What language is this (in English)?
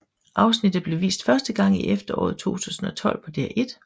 Danish